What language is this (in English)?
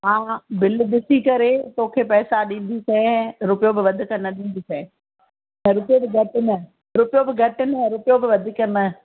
Sindhi